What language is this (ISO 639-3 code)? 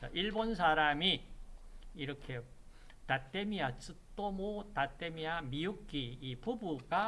kor